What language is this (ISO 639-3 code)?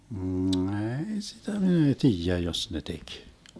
fin